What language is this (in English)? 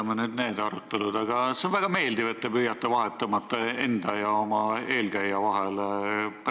Estonian